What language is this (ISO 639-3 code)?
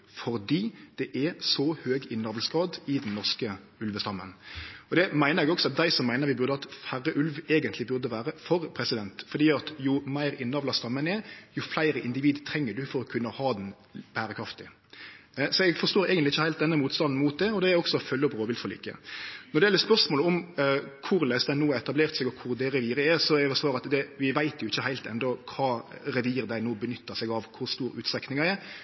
nno